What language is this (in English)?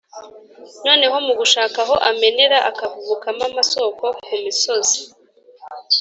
Kinyarwanda